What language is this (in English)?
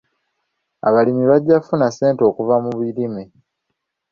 Ganda